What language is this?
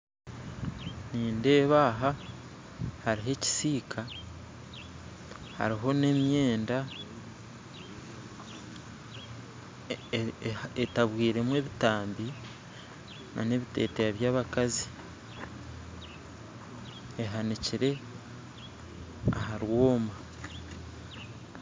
Nyankole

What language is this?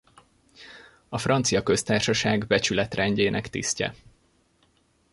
Hungarian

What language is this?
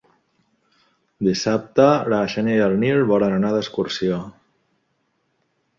Catalan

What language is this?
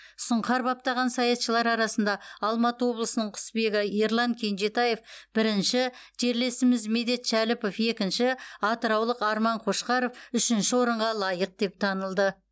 Kazakh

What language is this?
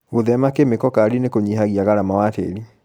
Kikuyu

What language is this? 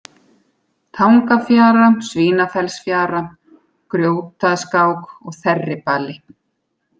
Icelandic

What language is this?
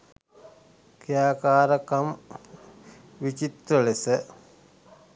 Sinhala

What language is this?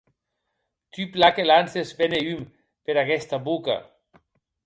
Occitan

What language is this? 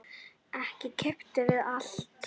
Icelandic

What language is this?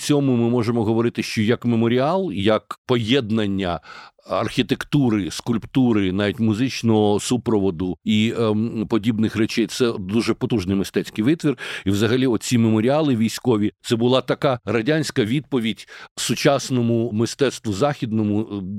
Ukrainian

